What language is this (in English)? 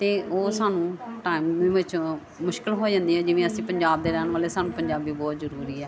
Punjabi